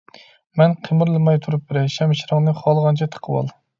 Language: Uyghur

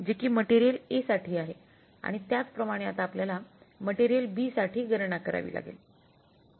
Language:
Marathi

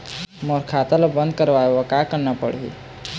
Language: Chhattisgarhi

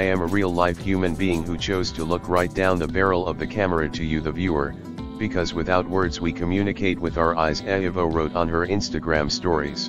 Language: English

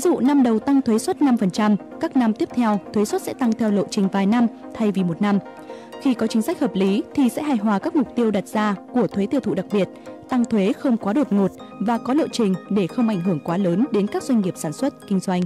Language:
Vietnamese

